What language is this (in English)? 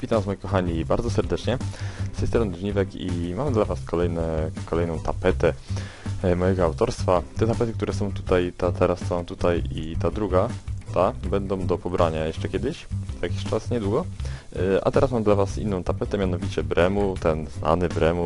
Polish